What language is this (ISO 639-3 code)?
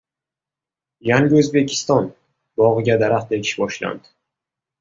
uzb